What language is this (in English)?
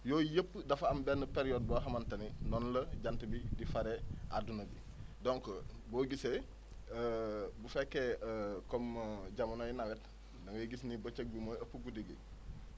Wolof